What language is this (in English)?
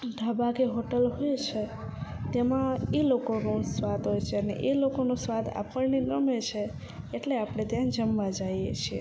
Gujarati